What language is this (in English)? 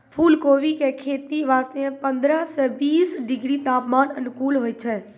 Maithili